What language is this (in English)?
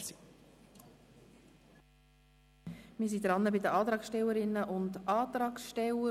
Swiss German